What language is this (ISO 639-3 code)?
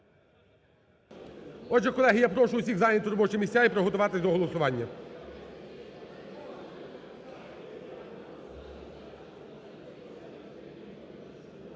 ukr